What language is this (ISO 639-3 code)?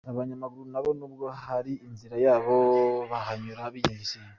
kin